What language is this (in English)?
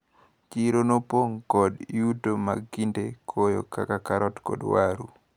Luo (Kenya and Tanzania)